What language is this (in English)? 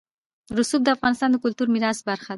Pashto